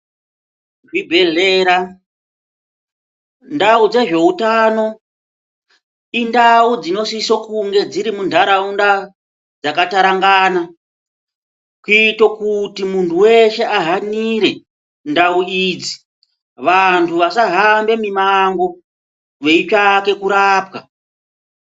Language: Ndau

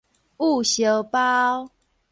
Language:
Min Nan Chinese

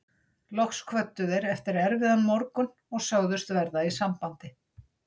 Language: Icelandic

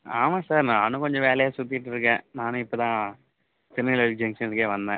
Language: Tamil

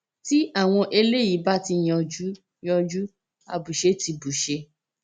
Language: Yoruba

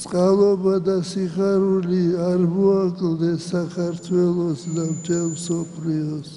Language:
Romanian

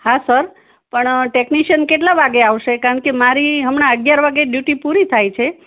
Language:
Gujarati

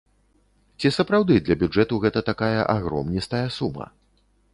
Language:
Belarusian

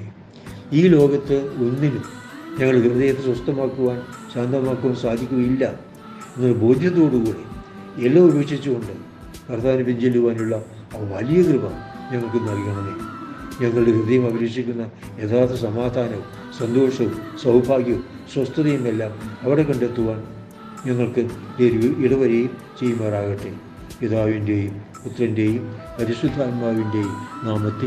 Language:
Malayalam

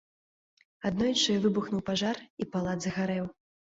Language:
Belarusian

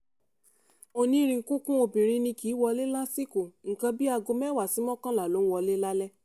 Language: Yoruba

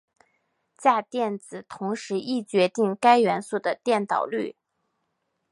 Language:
Chinese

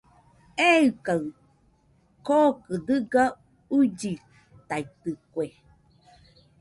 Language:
Nüpode Huitoto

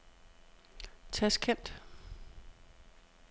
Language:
Danish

